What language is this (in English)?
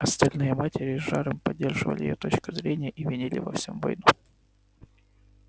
Russian